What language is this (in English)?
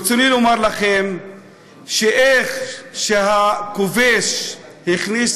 Hebrew